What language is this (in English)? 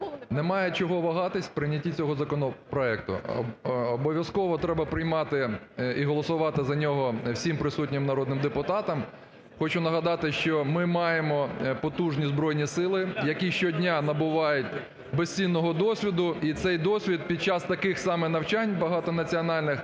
Ukrainian